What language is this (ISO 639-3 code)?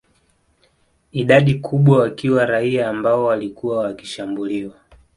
swa